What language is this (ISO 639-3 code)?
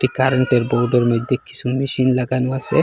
ben